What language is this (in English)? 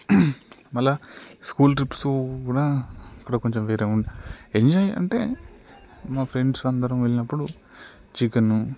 Telugu